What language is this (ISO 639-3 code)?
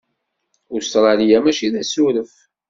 kab